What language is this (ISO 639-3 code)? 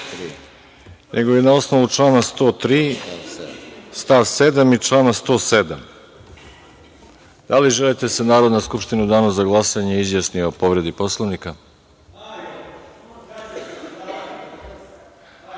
srp